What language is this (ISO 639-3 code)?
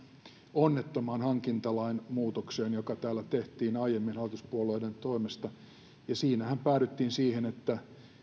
fin